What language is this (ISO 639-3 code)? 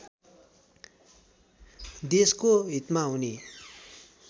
nep